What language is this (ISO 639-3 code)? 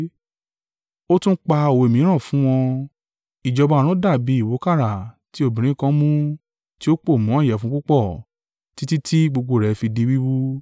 yor